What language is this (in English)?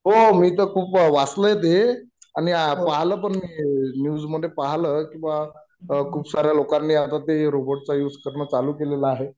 Marathi